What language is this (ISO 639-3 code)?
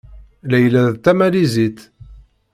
kab